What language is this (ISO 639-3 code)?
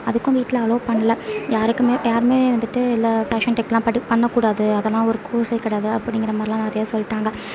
tam